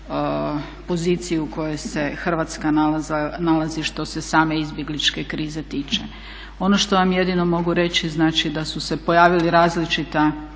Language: Croatian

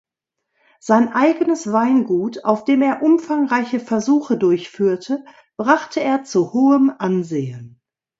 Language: German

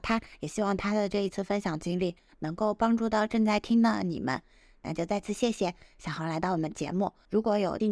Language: Chinese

